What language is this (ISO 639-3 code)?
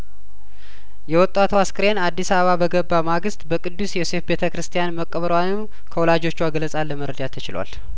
amh